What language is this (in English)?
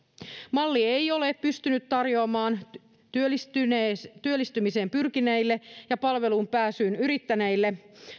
Finnish